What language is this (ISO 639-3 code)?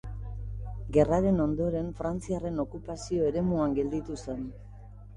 eus